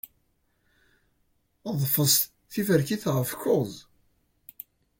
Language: Kabyle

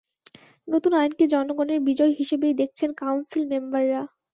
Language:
Bangla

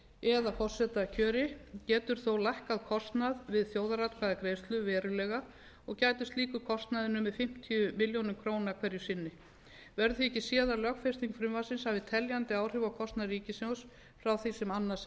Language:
Icelandic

